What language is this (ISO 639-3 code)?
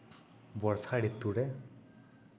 sat